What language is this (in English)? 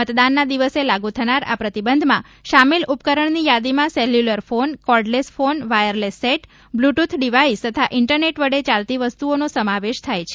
Gujarati